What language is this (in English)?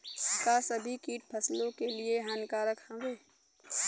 Bhojpuri